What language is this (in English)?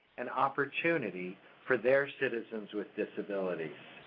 English